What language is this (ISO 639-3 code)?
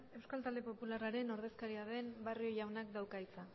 eus